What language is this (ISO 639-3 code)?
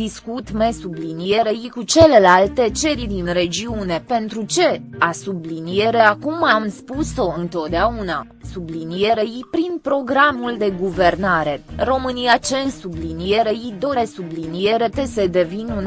ron